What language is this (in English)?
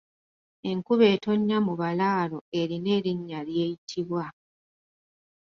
Ganda